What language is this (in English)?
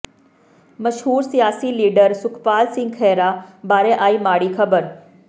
Punjabi